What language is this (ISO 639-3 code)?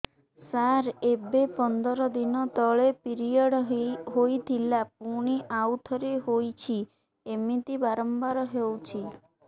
ori